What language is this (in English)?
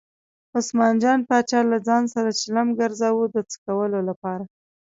Pashto